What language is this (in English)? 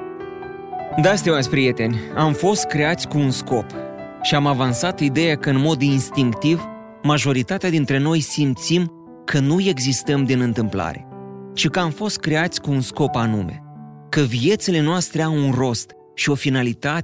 Romanian